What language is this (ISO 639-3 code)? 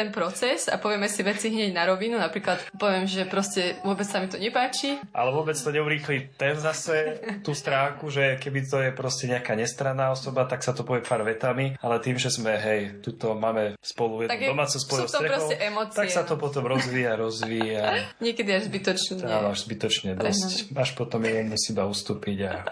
slk